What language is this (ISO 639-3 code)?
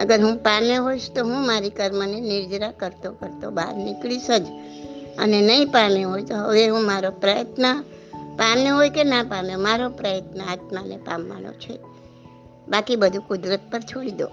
guj